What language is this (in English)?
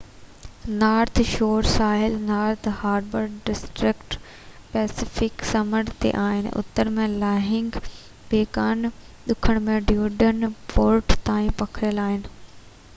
Sindhi